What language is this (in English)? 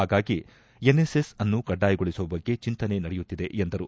Kannada